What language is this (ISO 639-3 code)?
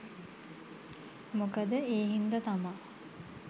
sin